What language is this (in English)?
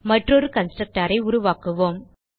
Tamil